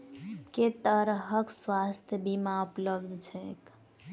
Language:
Maithili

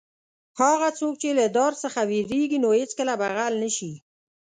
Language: Pashto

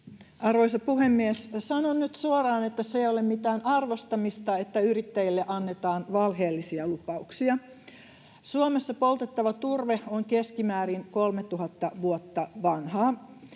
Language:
Finnish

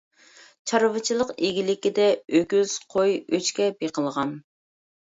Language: Uyghur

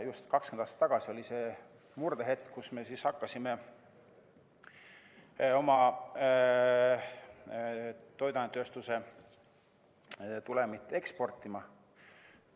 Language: Estonian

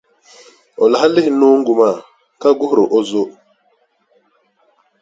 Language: Dagbani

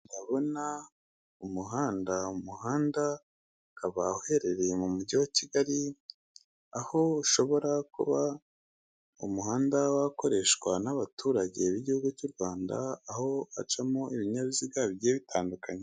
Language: Kinyarwanda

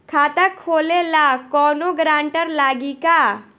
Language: Bhojpuri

